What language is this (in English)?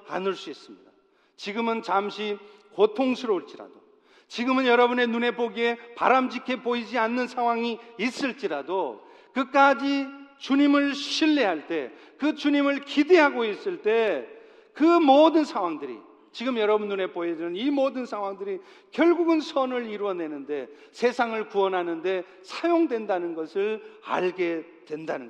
Korean